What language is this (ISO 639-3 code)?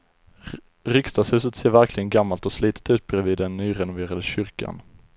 swe